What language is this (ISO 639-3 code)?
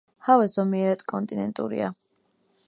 kat